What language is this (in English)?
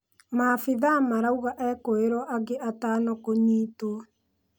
Kikuyu